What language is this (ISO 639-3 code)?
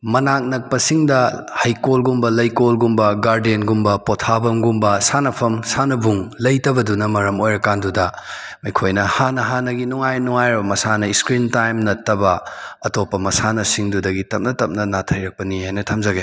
mni